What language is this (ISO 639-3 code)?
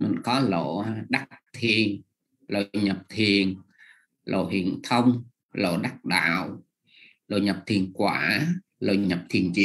vie